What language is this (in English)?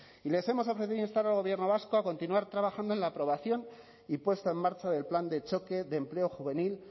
Spanish